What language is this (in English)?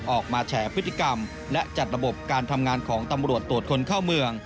Thai